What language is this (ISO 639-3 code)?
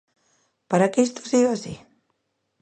glg